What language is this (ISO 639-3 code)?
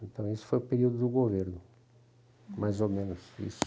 por